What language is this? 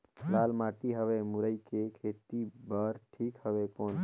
Chhattisgarhi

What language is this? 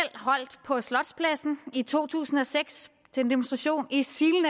Danish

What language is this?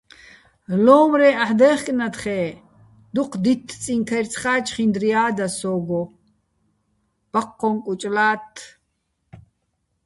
Bats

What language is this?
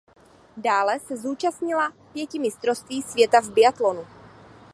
Czech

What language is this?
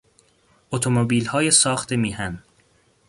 Persian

